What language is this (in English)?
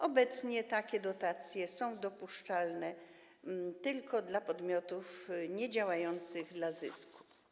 Polish